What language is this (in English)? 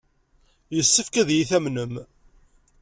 Kabyle